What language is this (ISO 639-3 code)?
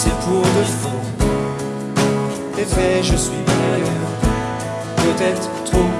fra